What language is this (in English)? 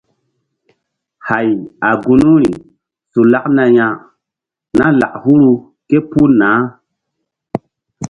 Mbum